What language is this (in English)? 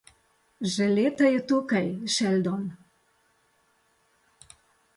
Slovenian